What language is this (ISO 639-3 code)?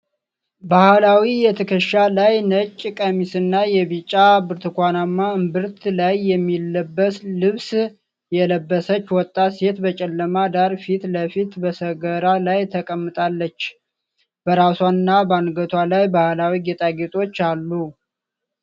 amh